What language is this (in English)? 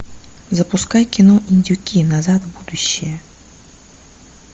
Russian